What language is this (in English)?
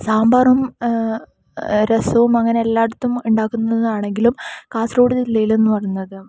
Malayalam